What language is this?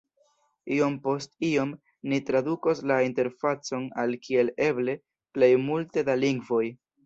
Esperanto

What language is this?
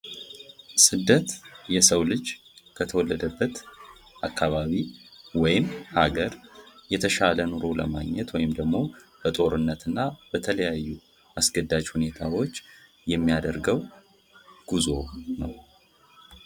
Amharic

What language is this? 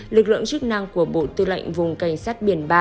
Vietnamese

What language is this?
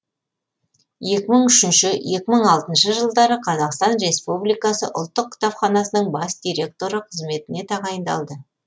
Kazakh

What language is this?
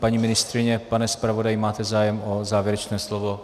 Czech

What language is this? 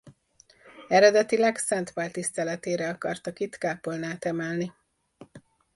Hungarian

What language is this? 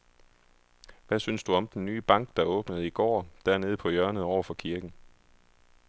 Danish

